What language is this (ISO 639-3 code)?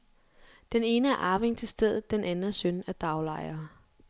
dan